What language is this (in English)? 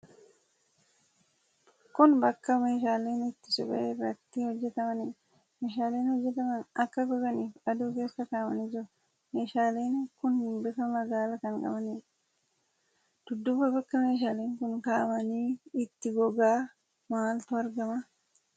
Oromo